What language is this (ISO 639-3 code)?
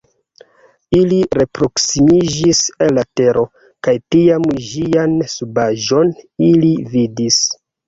epo